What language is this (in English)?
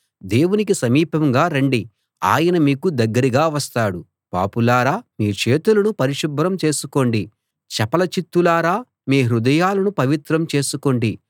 Telugu